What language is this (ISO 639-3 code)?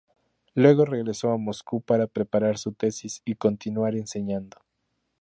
spa